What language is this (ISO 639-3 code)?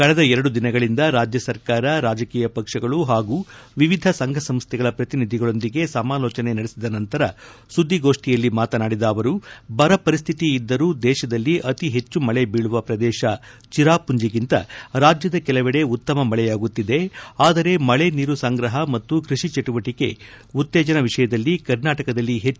kan